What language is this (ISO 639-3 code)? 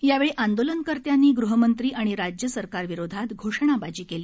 mar